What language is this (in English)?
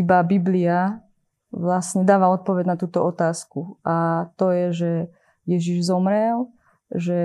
Slovak